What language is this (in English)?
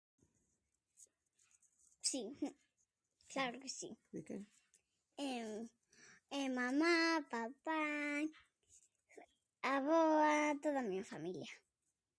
Galician